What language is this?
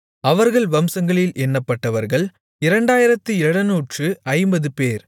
Tamil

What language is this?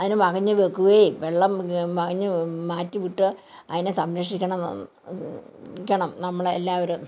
Malayalam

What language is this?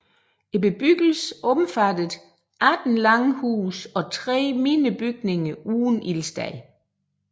Danish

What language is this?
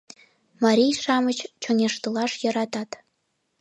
Mari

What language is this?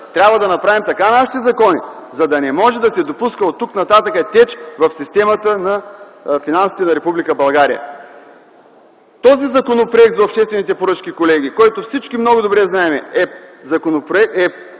Bulgarian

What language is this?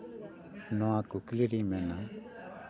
Santali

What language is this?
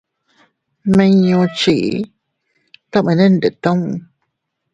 Teutila Cuicatec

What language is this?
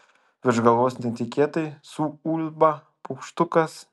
Lithuanian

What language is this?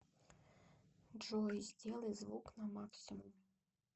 Russian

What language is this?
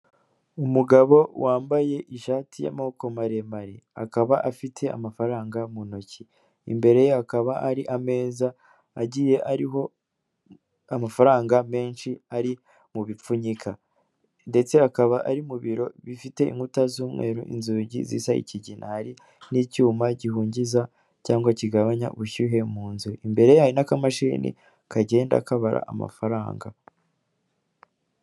Kinyarwanda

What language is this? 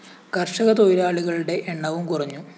Malayalam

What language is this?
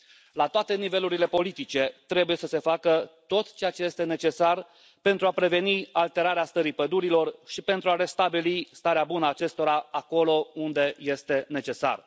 Romanian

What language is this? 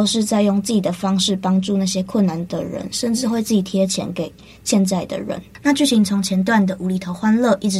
Chinese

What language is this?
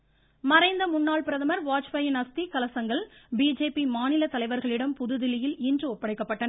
Tamil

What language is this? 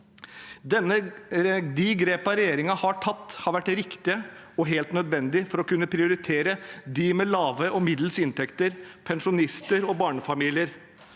Norwegian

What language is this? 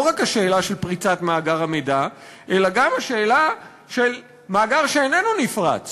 Hebrew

